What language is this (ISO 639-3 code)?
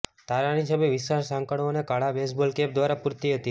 guj